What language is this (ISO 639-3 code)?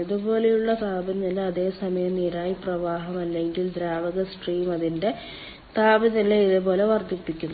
mal